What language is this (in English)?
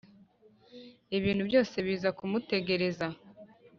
Kinyarwanda